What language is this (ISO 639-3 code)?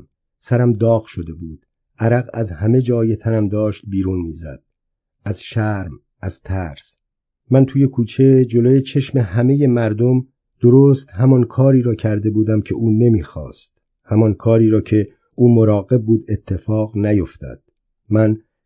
fas